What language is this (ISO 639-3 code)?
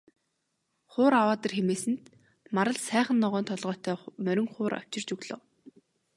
mon